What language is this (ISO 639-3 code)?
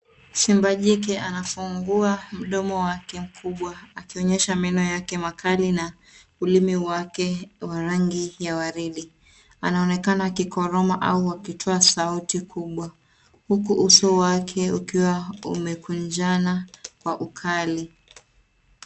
swa